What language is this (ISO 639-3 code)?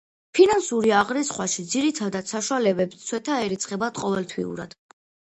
kat